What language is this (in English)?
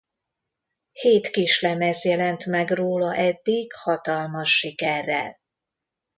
Hungarian